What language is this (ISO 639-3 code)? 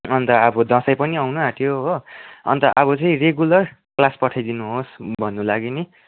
nep